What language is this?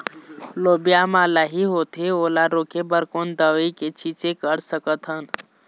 Chhattisgarhi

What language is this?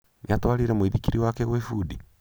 Kikuyu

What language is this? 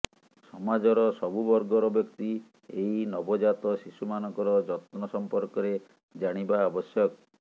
Odia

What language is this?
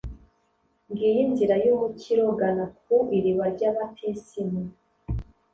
Kinyarwanda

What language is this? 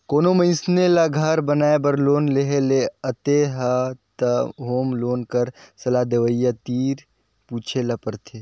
Chhattisgarhi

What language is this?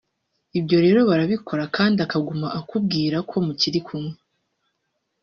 Kinyarwanda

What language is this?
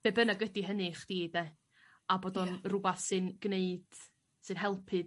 Welsh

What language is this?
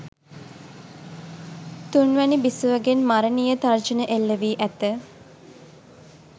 Sinhala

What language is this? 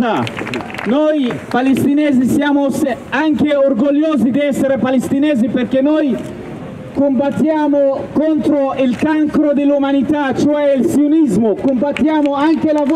Italian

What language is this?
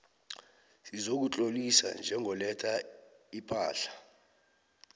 South Ndebele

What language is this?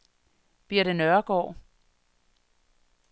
Danish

